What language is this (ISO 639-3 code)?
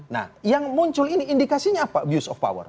ind